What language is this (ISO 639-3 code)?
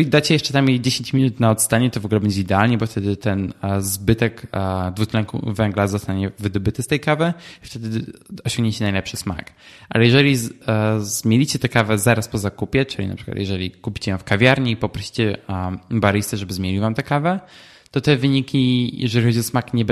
pol